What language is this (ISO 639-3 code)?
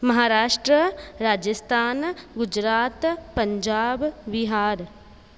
snd